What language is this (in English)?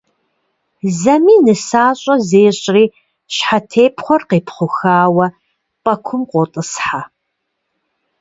Kabardian